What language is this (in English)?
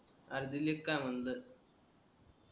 Marathi